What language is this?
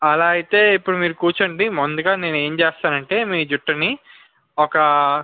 Telugu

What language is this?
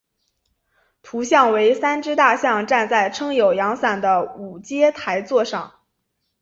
Chinese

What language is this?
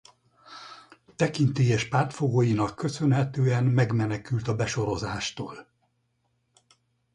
Hungarian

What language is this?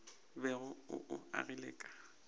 Northern Sotho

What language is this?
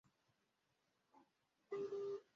Kinyarwanda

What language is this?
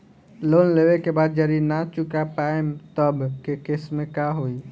Bhojpuri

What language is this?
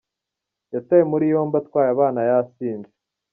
Kinyarwanda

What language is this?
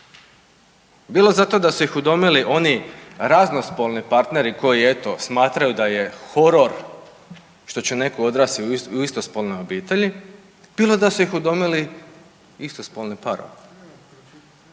Croatian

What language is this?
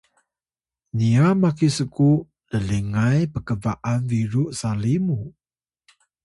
Atayal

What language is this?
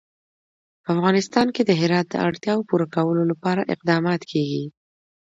Pashto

